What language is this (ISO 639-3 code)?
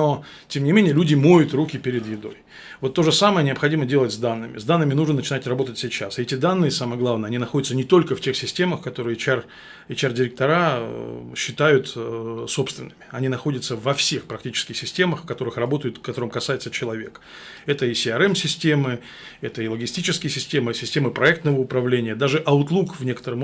rus